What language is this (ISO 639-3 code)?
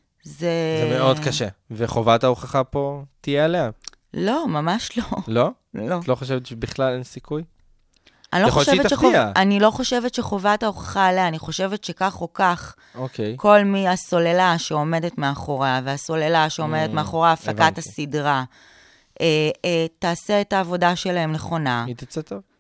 heb